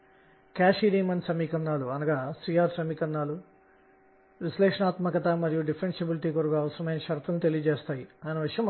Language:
Telugu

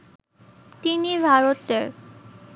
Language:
Bangla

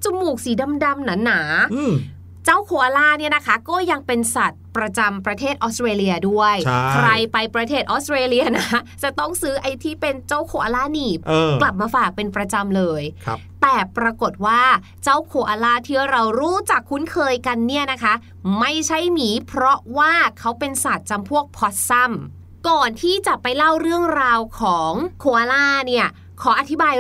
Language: Thai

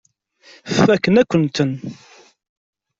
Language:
Kabyle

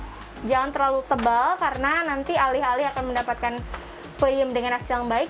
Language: Indonesian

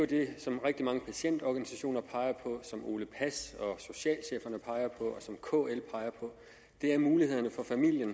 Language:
Danish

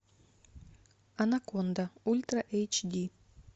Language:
Russian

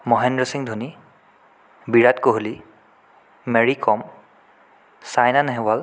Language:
Assamese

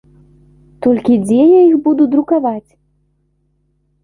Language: Belarusian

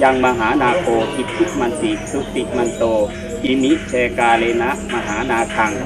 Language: Thai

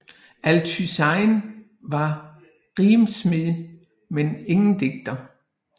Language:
Danish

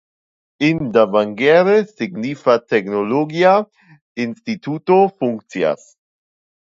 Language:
Esperanto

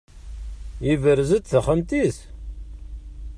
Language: Kabyle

